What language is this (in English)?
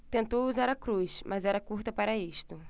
Portuguese